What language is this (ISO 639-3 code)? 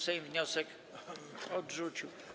pol